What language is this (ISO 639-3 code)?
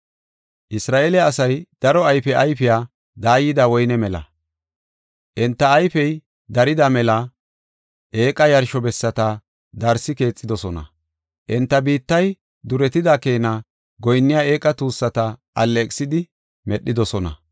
gof